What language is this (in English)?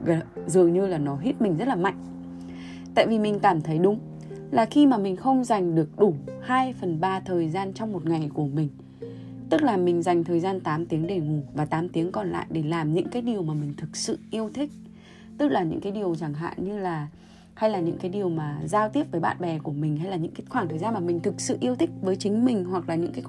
Vietnamese